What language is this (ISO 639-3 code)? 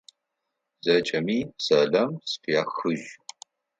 ady